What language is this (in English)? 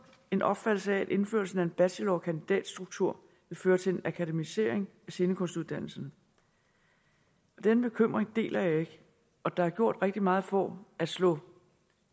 Danish